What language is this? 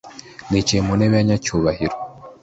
Kinyarwanda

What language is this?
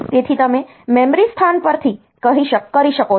Gujarati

